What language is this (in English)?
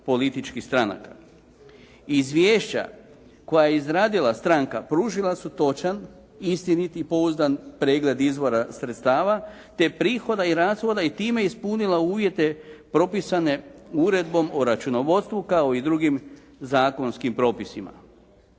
Croatian